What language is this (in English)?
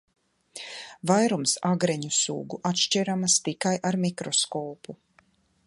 Latvian